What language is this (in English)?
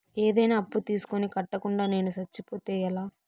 Telugu